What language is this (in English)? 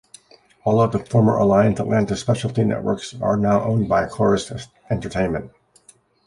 English